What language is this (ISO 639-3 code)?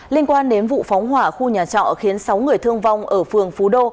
vie